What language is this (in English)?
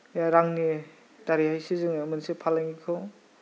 Bodo